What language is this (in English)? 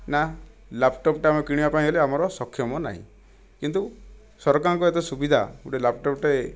Odia